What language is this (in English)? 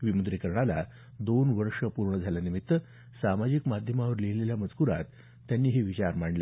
Marathi